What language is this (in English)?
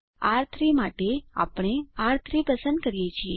Gujarati